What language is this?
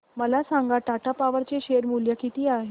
Marathi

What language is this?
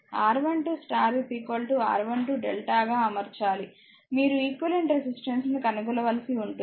Telugu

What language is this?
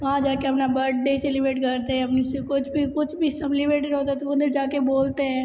Hindi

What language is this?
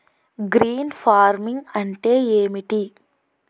Telugu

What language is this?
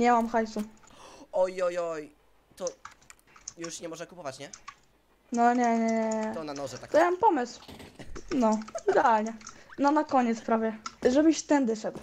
Polish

